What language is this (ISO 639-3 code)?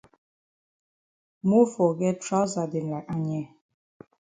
wes